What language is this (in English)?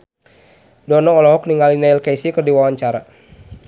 Sundanese